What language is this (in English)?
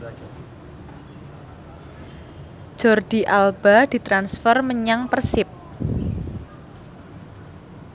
Javanese